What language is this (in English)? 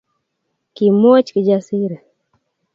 Kalenjin